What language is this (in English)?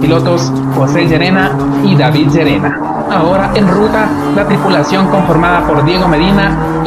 Spanish